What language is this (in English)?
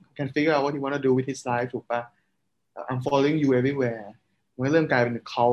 Thai